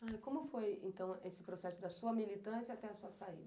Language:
Portuguese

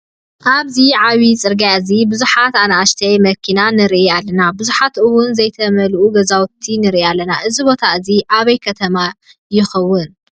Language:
Tigrinya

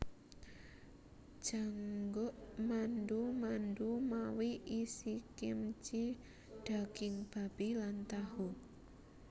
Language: Javanese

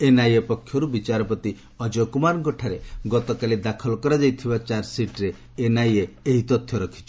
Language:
Odia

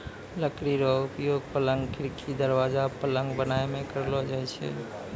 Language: Maithili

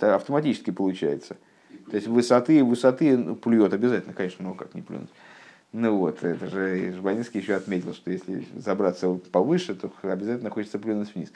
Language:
Russian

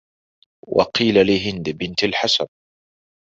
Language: Arabic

